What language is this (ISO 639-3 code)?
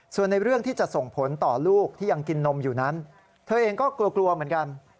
tha